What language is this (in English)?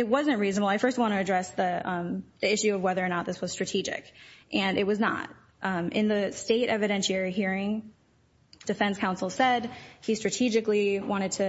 English